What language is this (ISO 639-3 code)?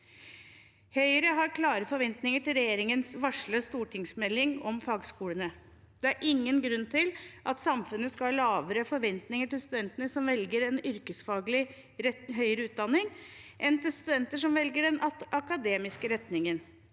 nor